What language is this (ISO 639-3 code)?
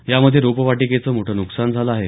mar